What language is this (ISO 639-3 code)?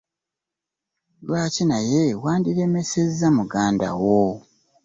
lug